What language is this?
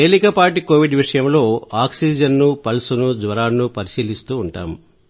Telugu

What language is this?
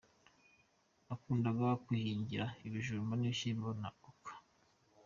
Kinyarwanda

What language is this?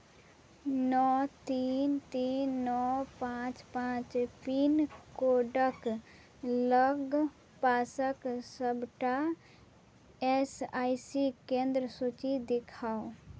Maithili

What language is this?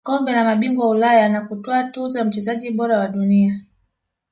Swahili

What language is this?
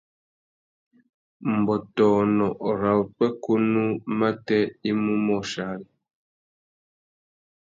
Tuki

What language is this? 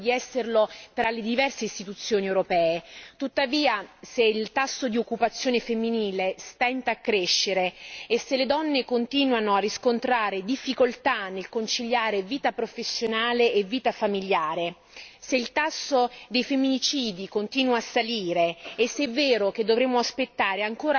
Italian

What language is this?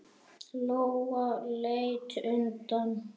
Icelandic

